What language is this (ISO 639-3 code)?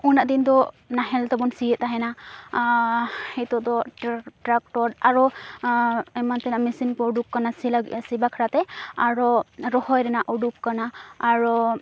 sat